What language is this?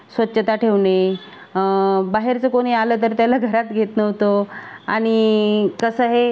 Marathi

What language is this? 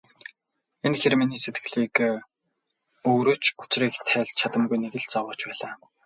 Mongolian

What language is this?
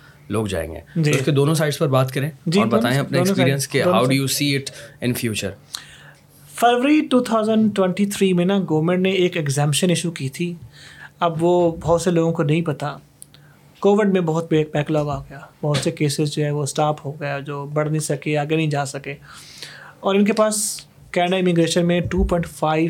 Urdu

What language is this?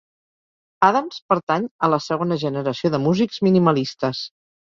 Catalan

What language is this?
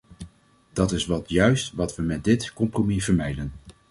Dutch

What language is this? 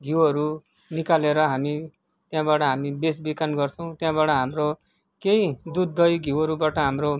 Nepali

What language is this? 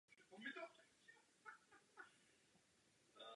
Czech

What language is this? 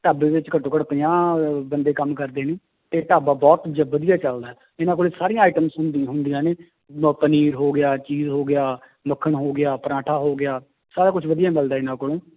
Punjabi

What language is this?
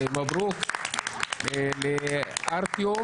Hebrew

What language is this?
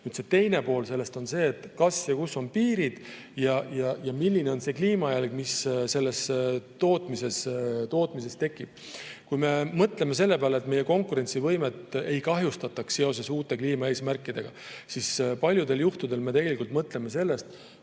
Estonian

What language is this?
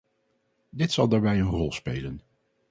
Dutch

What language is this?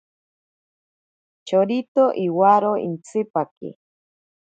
Ashéninka Perené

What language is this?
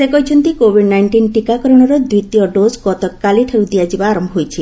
Odia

